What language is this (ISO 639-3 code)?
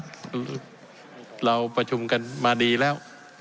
tha